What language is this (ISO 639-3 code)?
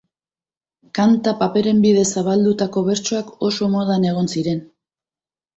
eus